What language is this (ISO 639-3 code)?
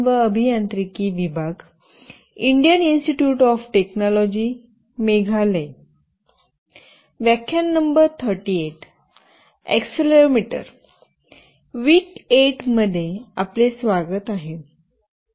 mar